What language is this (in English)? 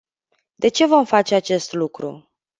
Romanian